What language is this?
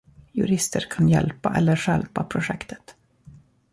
Swedish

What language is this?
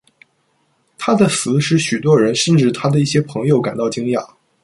Chinese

